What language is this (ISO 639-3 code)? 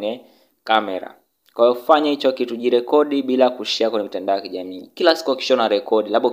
swa